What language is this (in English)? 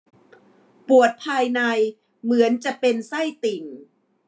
Thai